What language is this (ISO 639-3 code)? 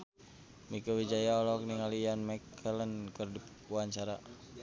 sun